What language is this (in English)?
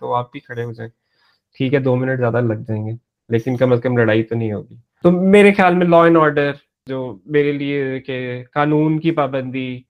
Urdu